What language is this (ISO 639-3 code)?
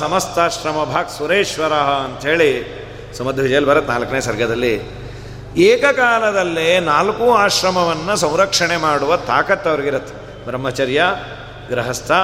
kan